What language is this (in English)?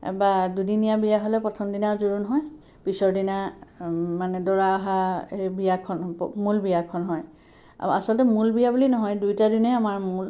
Assamese